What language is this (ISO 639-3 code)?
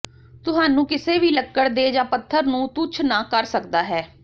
pan